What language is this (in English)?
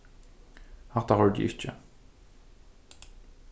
Faroese